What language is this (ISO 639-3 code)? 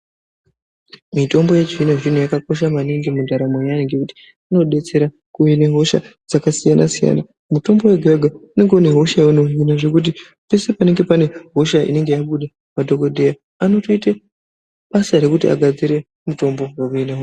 ndc